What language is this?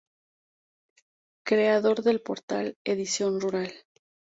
Spanish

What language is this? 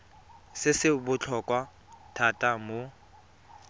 Tswana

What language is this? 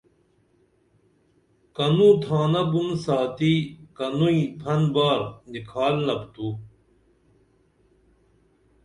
Dameli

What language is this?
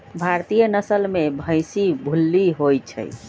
Magahi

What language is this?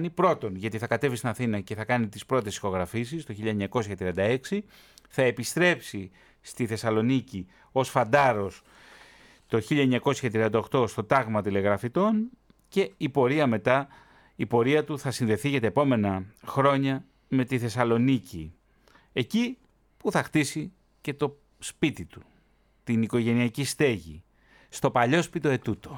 Greek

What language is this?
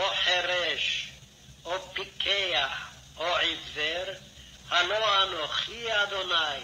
Korean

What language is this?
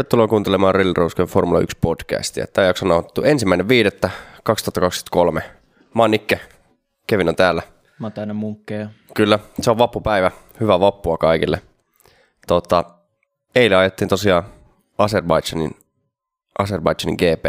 Finnish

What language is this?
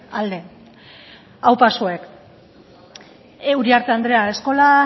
Basque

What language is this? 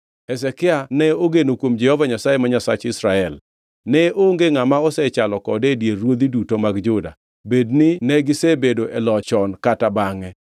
Luo (Kenya and Tanzania)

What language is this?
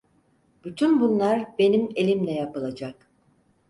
Turkish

